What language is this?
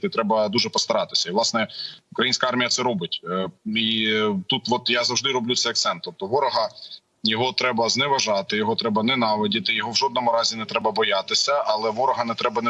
Ukrainian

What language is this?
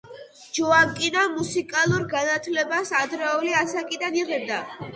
Georgian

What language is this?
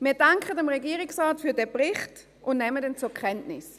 Swiss German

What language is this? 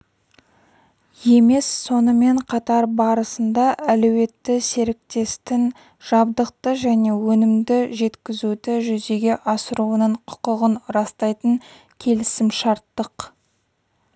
Kazakh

